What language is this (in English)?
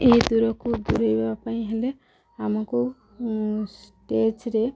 Odia